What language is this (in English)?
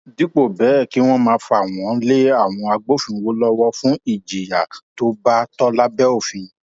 Yoruba